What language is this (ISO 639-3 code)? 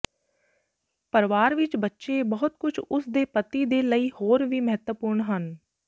pan